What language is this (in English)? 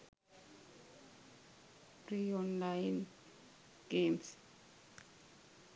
Sinhala